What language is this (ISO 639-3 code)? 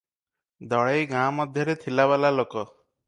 ori